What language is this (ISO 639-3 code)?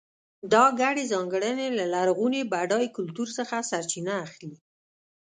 pus